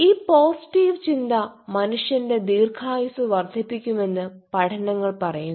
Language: Malayalam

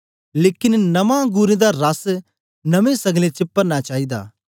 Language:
Dogri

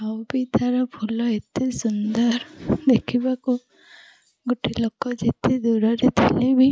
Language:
Odia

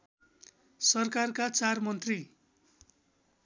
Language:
Nepali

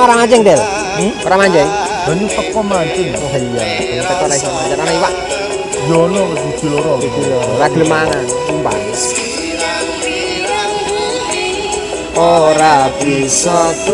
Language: Indonesian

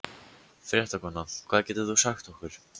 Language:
Icelandic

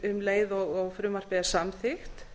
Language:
Icelandic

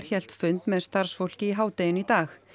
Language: Icelandic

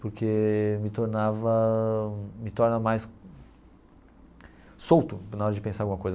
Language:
Portuguese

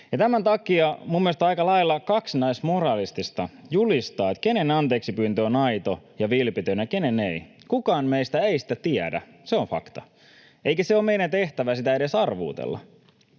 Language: Finnish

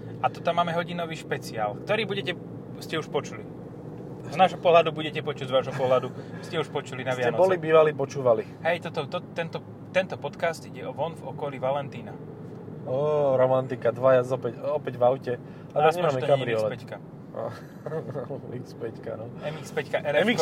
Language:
Slovak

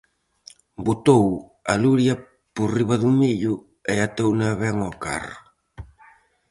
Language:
Galician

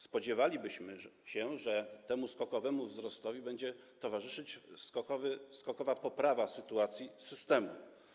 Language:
Polish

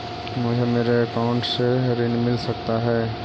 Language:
Magahi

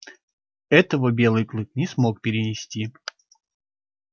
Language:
Russian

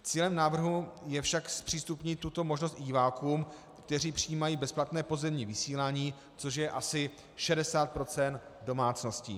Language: Czech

